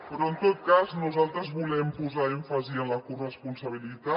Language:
Catalan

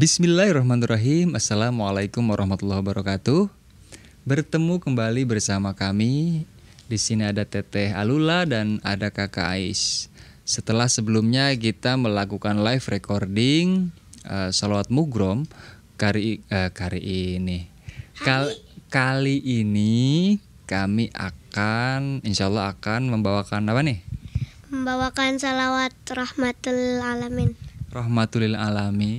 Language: Indonesian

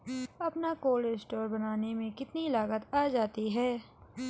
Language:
Hindi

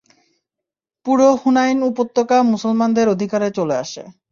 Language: Bangla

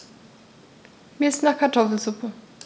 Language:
German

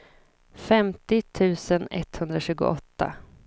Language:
Swedish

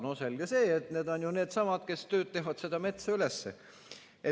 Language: Estonian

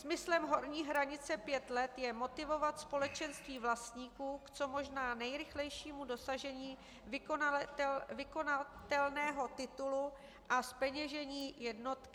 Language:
Czech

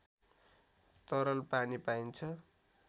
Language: Nepali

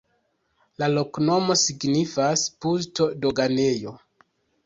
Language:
Esperanto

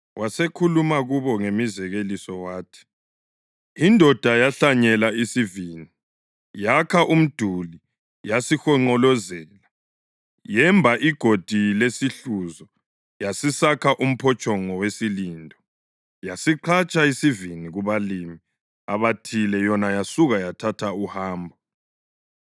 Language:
North Ndebele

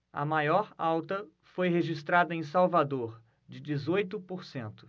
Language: Portuguese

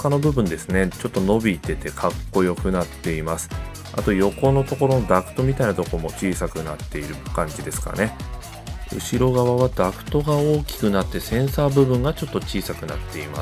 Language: Japanese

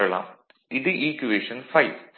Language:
Tamil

